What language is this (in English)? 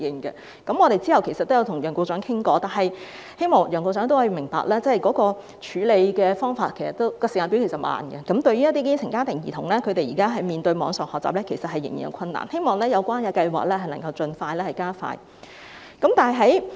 Cantonese